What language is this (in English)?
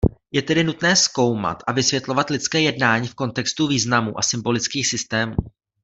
Czech